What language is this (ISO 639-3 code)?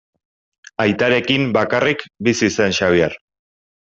eus